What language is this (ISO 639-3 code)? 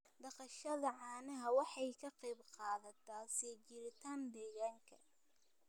som